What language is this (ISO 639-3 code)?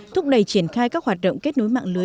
vie